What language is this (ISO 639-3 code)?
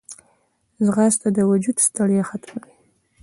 pus